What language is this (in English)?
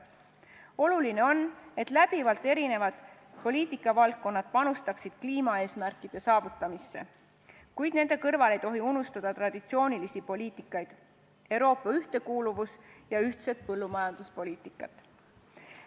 Estonian